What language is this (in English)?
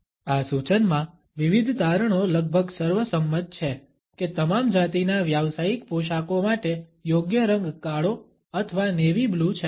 Gujarati